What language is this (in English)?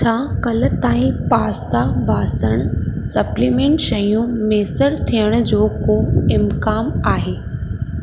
Sindhi